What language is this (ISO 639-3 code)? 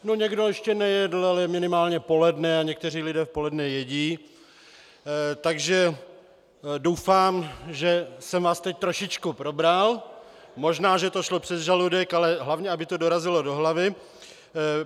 ces